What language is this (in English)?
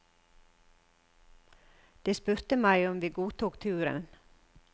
Norwegian